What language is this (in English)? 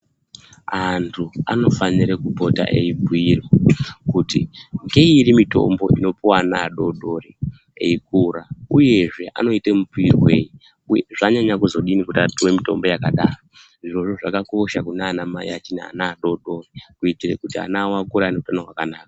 Ndau